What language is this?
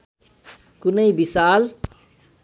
Nepali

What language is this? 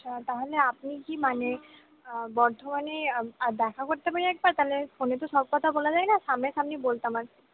Bangla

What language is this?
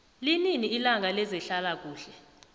South Ndebele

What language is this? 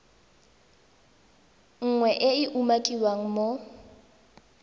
Tswana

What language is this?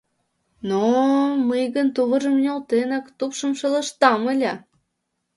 Mari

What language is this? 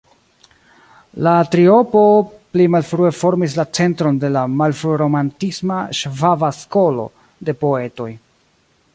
Esperanto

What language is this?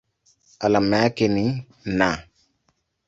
Swahili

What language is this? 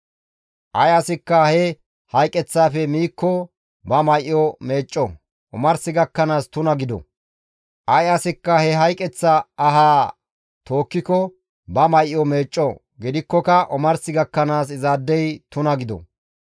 Gamo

